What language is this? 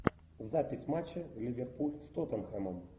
Russian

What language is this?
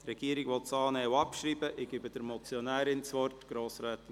Swiss German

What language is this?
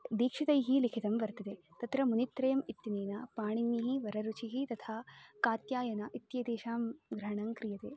Sanskrit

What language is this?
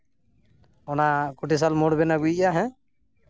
Santali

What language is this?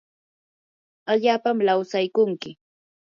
Yanahuanca Pasco Quechua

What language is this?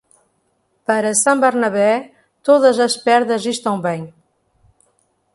Portuguese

